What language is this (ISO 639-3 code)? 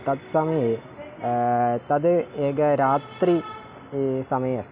san